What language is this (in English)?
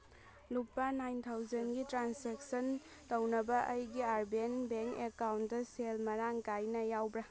Manipuri